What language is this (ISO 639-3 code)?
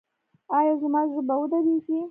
pus